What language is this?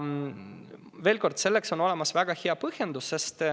Estonian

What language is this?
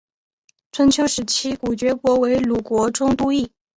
Chinese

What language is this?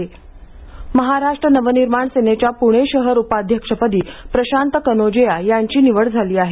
Marathi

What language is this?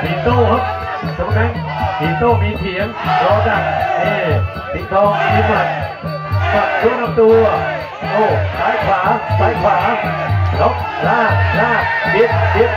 Thai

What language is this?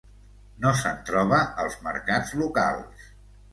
Catalan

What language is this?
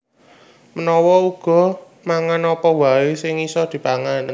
Javanese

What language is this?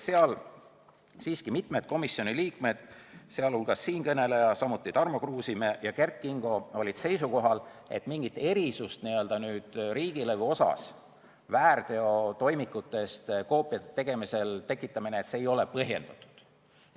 Estonian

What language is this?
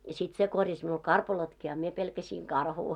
Finnish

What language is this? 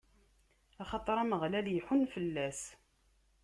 Kabyle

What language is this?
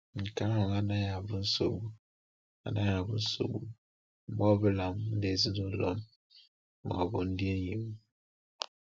Igbo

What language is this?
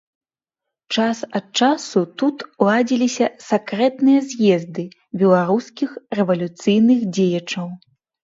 Belarusian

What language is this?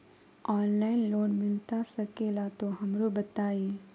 Magahi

